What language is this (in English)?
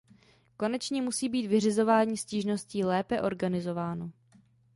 Czech